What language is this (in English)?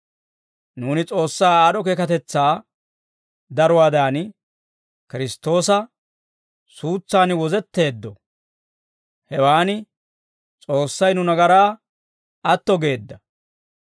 Dawro